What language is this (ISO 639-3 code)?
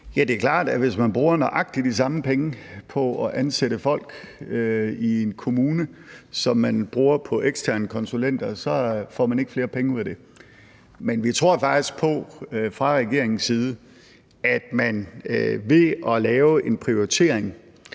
dan